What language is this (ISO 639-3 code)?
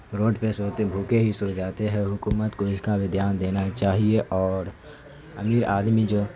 urd